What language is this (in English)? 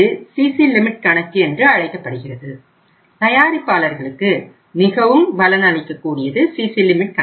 Tamil